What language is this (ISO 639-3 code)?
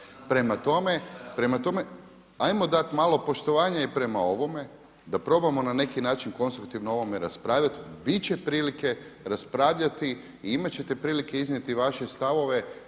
hrv